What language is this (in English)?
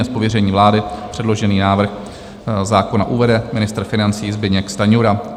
Czech